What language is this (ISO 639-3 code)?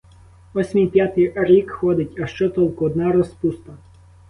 ukr